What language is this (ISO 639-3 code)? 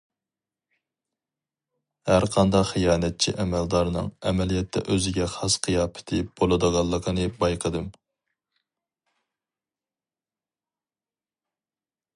uig